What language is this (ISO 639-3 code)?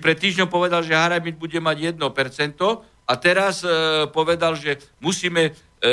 slk